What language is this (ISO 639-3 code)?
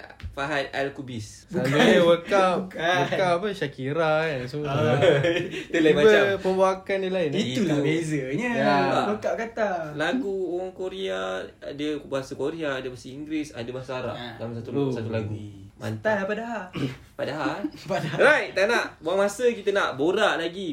msa